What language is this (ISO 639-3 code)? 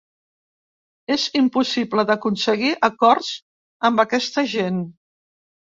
cat